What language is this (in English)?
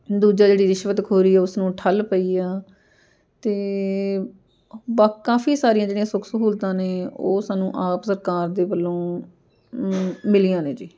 Punjabi